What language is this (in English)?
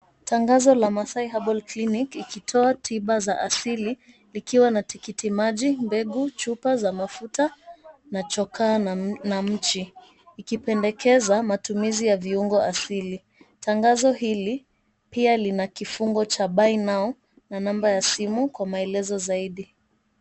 Swahili